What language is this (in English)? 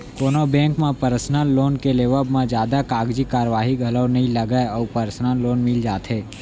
Chhattisgarhi